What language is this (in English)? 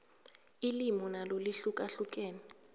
South Ndebele